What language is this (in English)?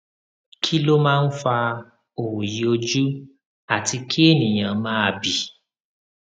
Yoruba